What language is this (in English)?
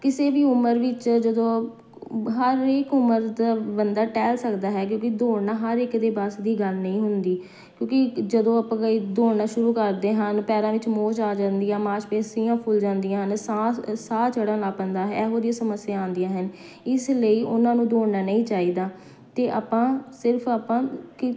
Punjabi